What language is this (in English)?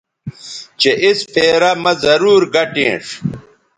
Bateri